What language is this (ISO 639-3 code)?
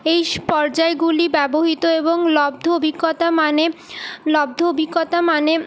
ben